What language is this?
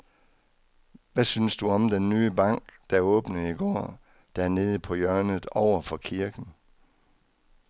Danish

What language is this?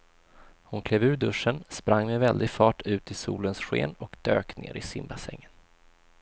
Swedish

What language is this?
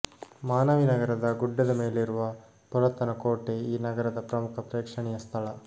Kannada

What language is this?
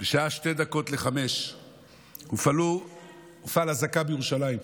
Hebrew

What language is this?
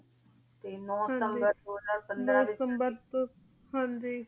Punjabi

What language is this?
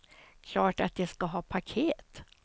Swedish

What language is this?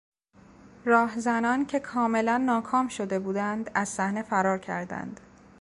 Persian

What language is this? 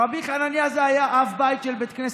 Hebrew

